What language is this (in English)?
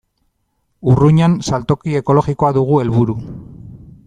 Basque